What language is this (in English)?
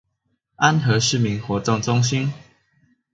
Chinese